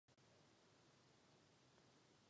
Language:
Czech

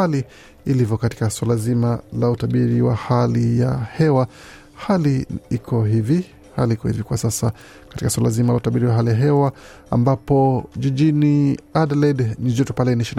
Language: Swahili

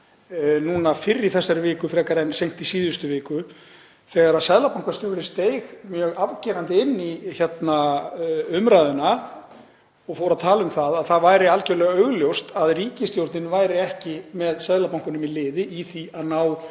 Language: Icelandic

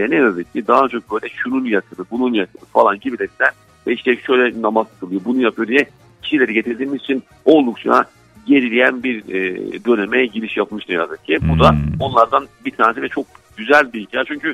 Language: Turkish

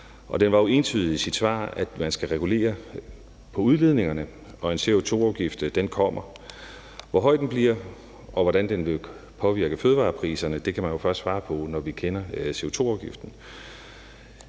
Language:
Danish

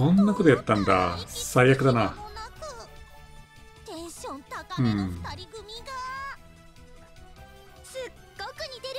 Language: Japanese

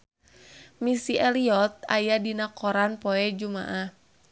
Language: Sundanese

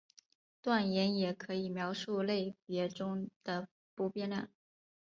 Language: Chinese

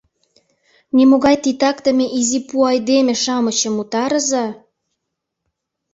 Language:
Mari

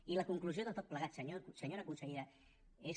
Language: Catalan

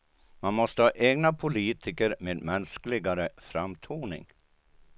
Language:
Swedish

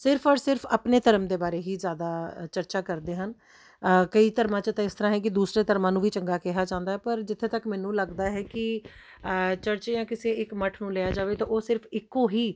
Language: Punjabi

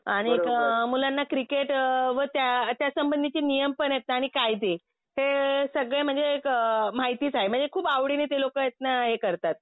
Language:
Marathi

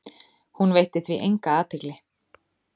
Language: Icelandic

